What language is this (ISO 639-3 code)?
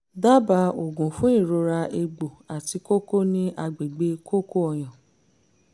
yor